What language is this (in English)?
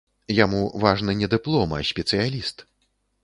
Belarusian